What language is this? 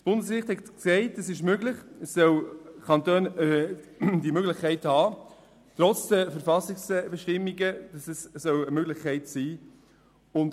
Swiss German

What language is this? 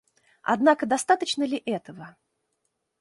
Russian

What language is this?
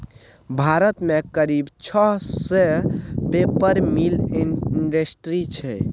Maithili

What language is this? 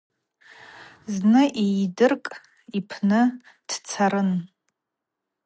Abaza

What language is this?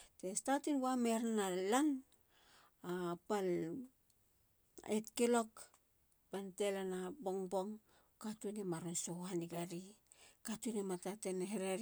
Halia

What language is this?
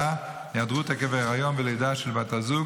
Hebrew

